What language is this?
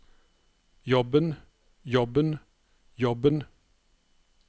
Norwegian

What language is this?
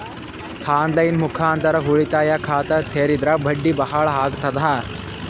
Kannada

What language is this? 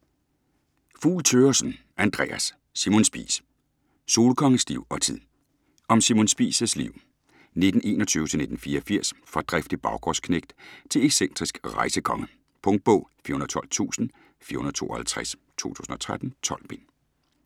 Danish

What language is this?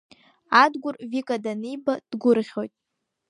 Abkhazian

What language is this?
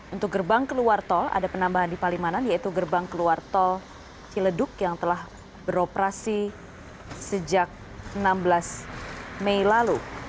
Indonesian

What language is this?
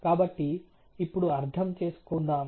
Telugu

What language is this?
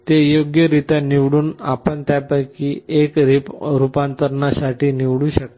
Marathi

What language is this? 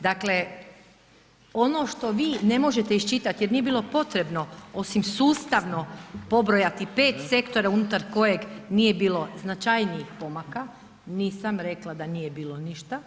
Croatian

